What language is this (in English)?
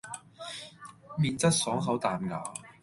Cantonese